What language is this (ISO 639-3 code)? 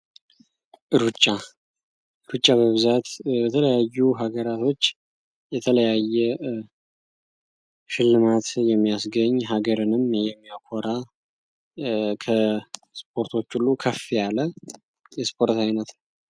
amh